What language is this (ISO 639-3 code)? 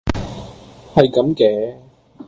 yue